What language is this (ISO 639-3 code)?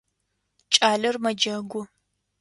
ady